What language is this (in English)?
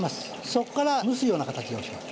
Japanese